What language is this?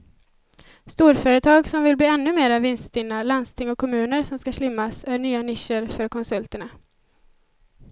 Swedish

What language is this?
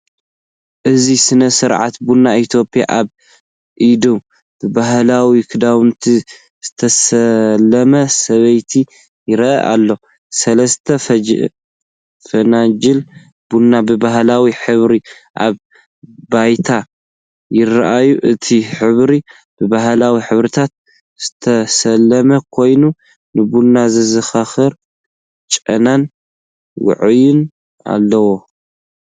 Tigrinya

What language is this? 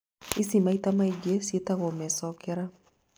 Kikuyu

